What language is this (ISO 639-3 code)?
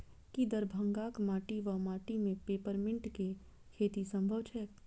mai